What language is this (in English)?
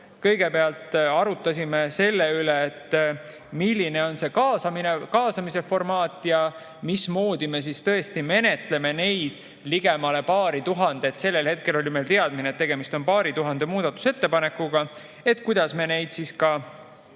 Estonian